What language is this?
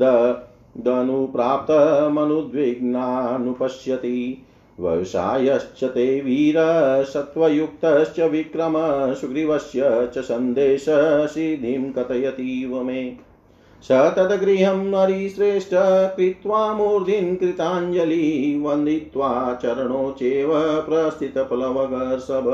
Hindi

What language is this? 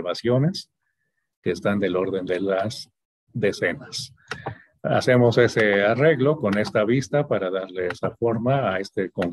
Spanish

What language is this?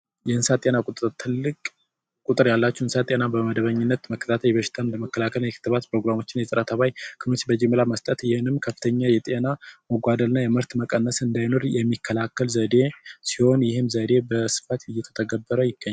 Amharic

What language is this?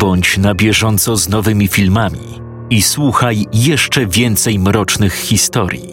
Polish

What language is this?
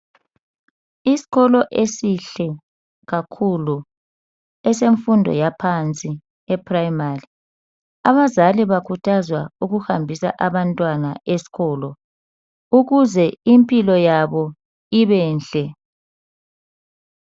North Ndebele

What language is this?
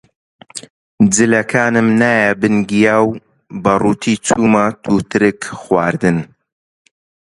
Central Kurdish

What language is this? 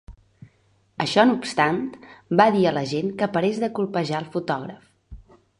Catalan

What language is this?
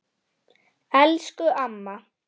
Icelandic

